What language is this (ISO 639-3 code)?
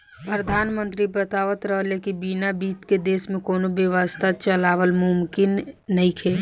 bho